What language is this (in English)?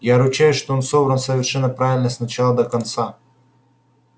Russian